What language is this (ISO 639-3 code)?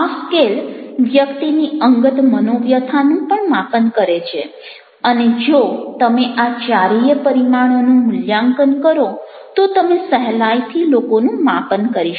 guj